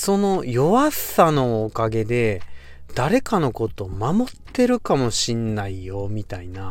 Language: Japanese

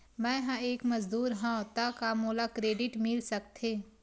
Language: Chhattisgarhi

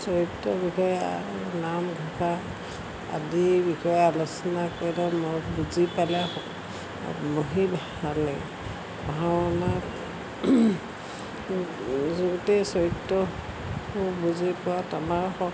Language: Assamese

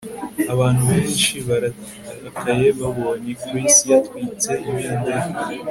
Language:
Kinyarwanda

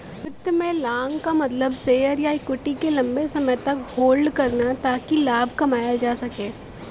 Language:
Bhojpuri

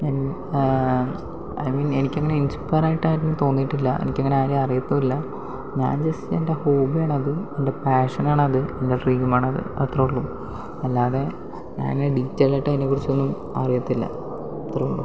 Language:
Malayalam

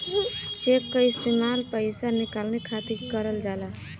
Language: Bhojpuri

